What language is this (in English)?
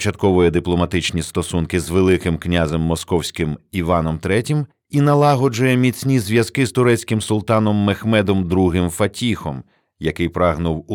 Ukrainian